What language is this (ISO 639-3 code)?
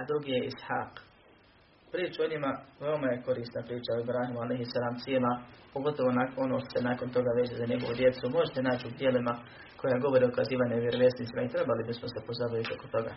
hrv